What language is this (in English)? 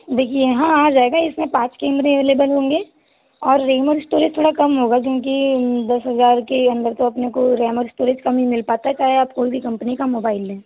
Hindi